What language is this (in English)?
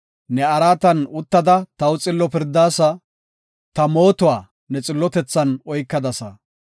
Gofa